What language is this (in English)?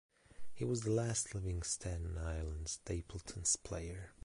English